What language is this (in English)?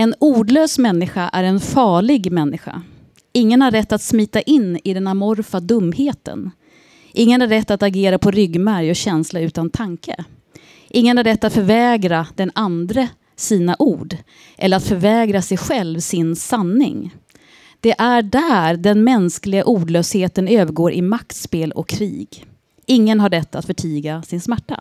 Swedish